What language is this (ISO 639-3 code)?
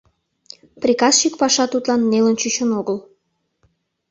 chm